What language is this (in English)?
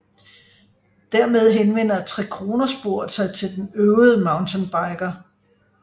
Danish